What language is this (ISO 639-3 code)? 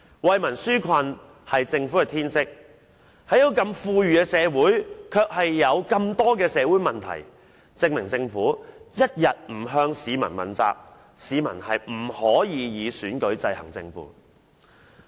yue